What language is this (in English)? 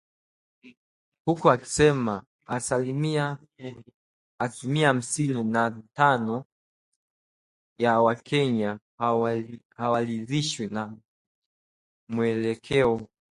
Swahili